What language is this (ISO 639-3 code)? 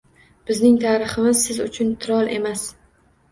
uzb